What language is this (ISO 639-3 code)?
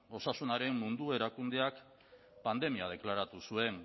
eus